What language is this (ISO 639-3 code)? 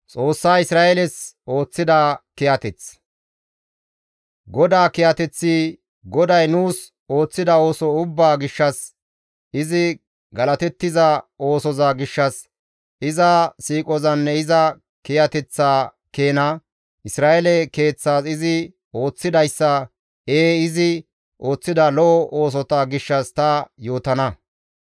gmv